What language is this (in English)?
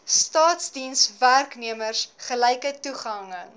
Afrikaans